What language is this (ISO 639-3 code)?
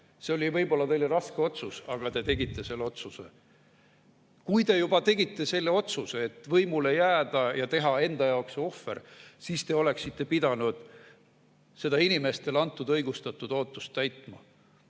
est